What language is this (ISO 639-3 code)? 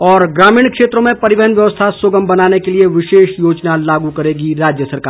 hin